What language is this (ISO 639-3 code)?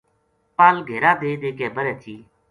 gju